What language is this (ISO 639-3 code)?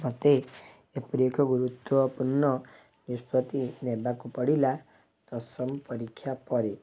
ori